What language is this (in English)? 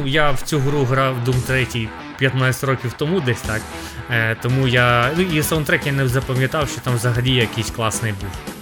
Ukrainian